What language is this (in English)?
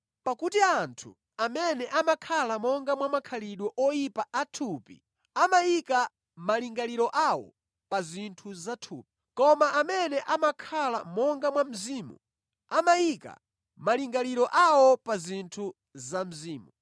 Nyanja